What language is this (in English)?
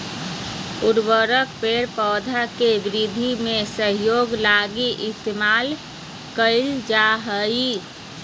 Magahi